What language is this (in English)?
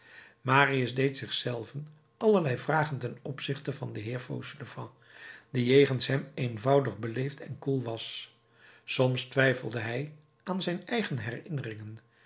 Dutch